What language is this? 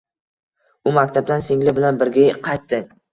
Uzbek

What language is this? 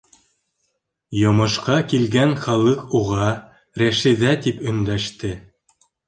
Bashkir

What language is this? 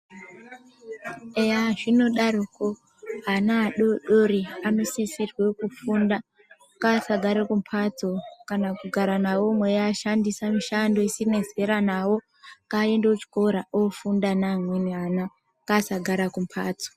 Ndau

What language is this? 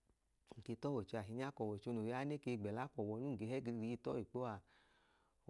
Idoma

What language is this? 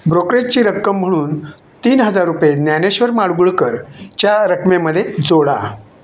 Marathi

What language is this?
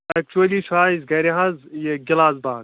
Kashmiri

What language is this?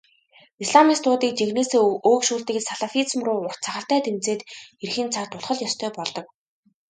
Mongolian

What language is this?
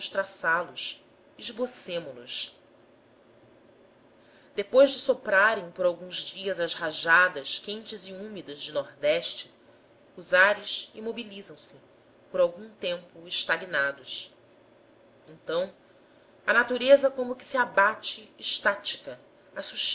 Portuguese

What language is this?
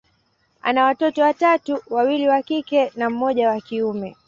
Swahili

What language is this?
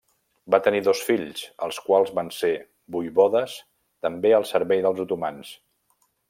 Catalan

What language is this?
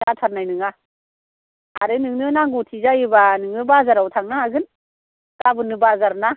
Bodo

